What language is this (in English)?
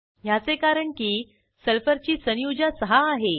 Marathi